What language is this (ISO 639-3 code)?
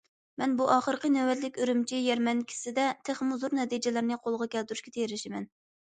uig